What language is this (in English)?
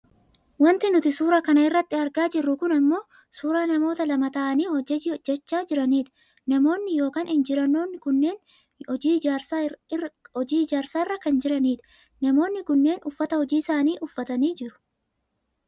Oromo